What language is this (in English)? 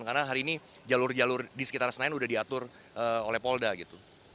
Indonesian